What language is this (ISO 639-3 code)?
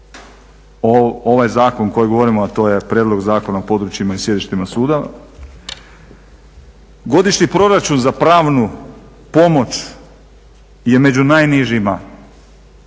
hrv